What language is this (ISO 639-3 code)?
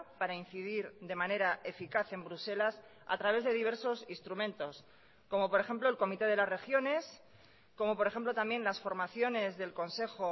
spa